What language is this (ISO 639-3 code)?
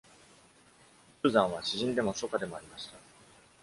jpn